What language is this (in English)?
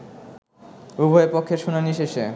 Bangla